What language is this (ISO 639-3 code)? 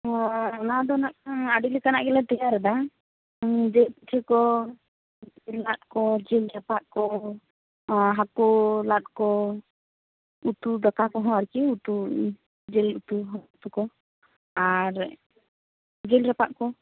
sat